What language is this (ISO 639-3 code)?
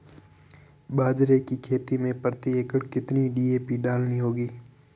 hin